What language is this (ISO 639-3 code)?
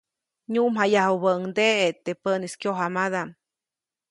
zoc